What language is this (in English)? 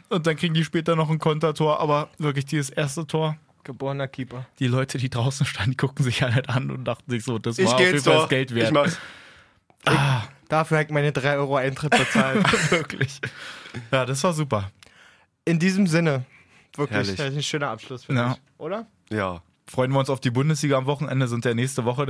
German